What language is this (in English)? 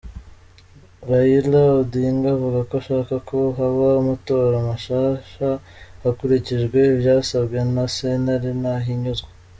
Kinyarwanda